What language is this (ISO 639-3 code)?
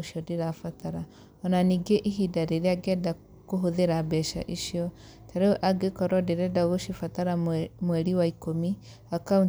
kik